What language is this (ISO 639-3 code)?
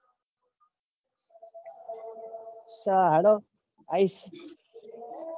guj